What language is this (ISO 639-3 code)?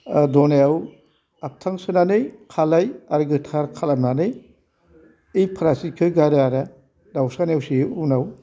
brx